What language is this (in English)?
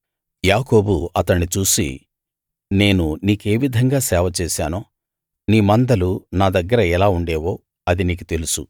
Telugu